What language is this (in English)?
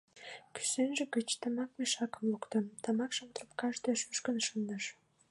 Mari